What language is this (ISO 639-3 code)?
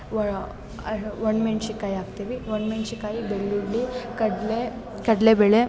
kan